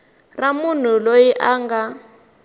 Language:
Tsonga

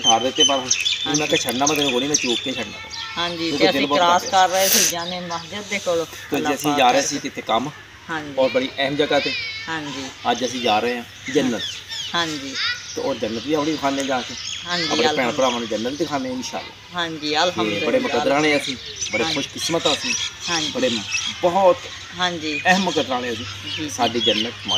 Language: Hindi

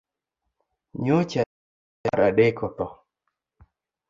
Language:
Luo (Kenya and Tanzania)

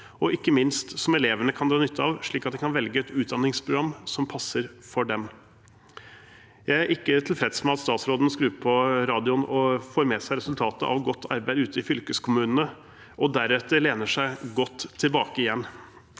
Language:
Norwegian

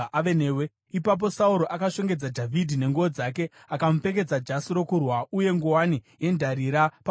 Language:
Shona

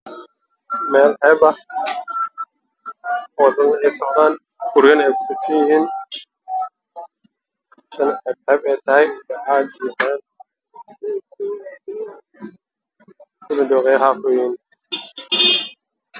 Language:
Somali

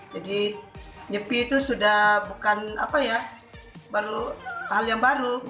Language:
Indonesian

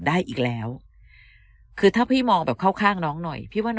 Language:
Thai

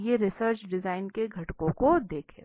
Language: Hindi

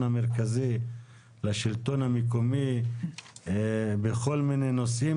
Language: Hebrew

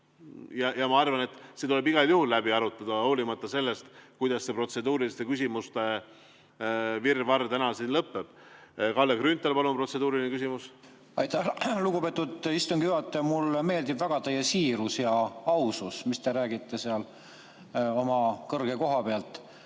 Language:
Estonian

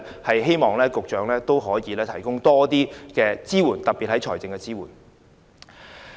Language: Cantonese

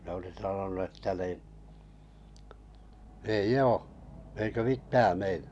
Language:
Finnish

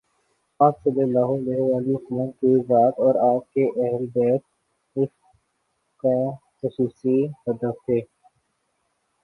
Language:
Urdu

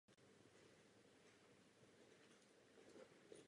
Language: Czech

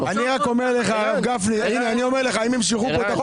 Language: Hebrew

